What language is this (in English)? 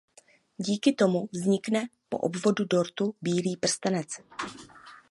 Czech